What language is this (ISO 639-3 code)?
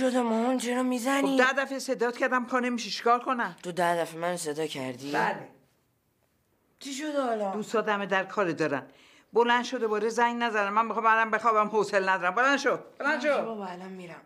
fas